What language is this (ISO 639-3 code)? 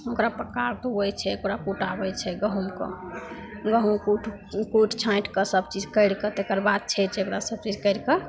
mai